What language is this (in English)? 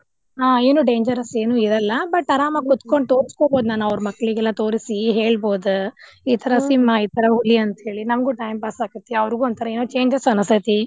Kannada